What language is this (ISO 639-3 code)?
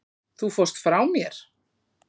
isl